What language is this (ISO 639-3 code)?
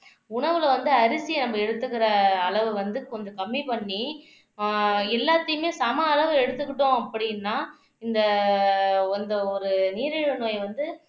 tam